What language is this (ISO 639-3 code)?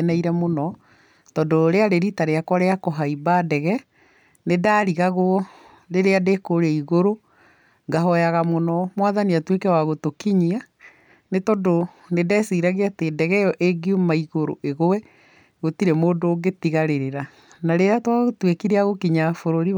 kik